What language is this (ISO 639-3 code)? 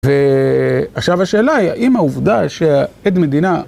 heb